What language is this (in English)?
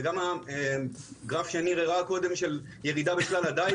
Hebrew